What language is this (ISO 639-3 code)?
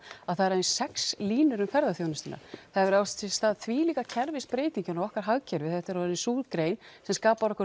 isl